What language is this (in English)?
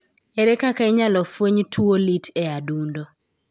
Luo (Kenya and Tanzania)